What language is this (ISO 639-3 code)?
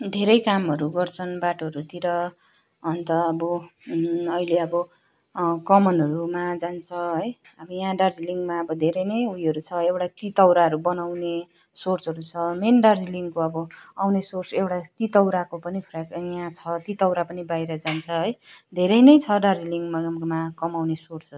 nep